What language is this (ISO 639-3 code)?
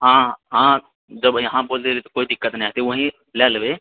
mai